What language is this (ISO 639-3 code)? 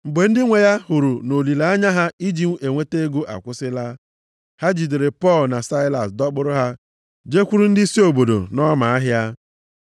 ibo